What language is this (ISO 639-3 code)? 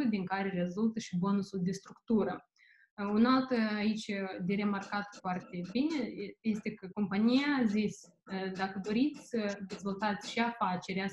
ron